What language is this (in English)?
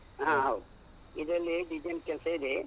Kannada